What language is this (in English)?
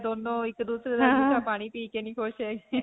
Punjabi